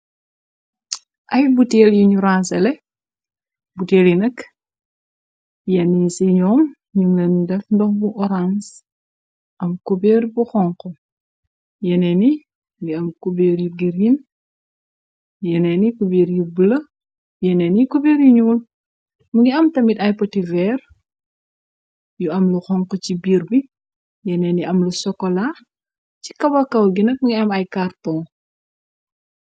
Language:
Wolof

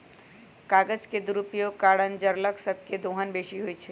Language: Magahi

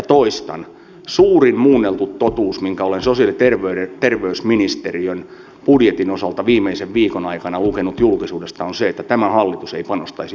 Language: Finnish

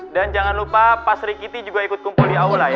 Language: Indonesian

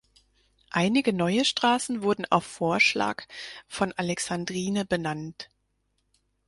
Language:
German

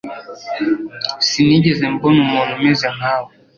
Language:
Kinyarwanda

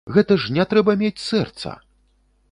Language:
Belarusian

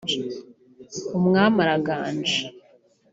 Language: Kinyarwanda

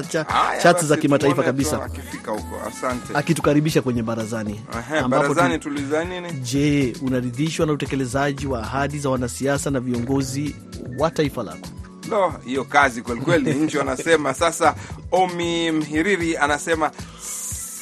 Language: Swahili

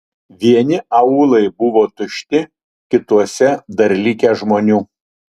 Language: Lithuanian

